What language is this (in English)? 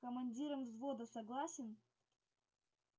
Russian